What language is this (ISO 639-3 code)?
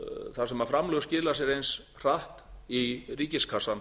isl